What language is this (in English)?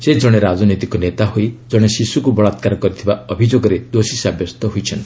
Odia